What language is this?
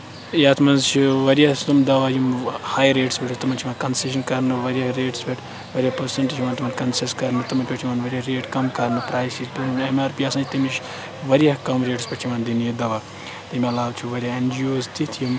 Kashmiri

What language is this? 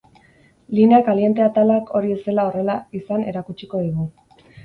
Basque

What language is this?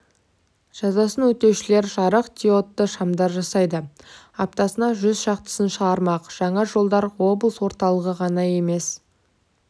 Kazakh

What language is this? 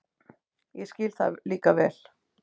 Icelandic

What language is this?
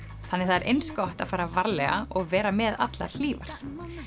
Icelandic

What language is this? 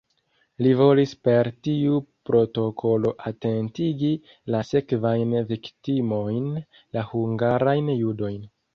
Esperanto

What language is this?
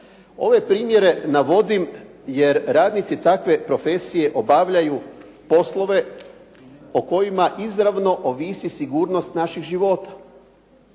Croatian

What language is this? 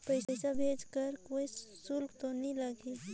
Chhattisgarhi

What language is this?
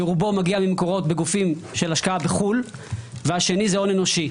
Hebrew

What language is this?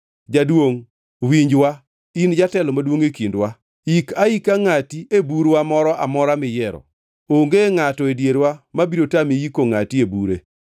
Luo (Kenya and Tanzania)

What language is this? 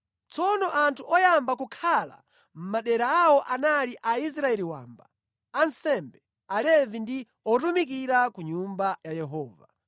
Nyanja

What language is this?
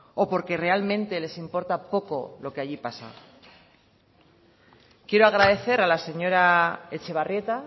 Spanish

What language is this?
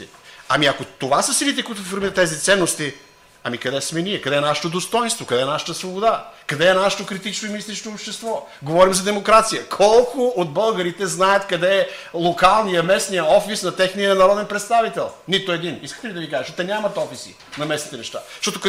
Bulgarian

